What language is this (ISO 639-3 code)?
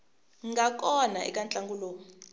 tso